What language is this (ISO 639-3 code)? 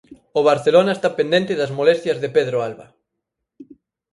glg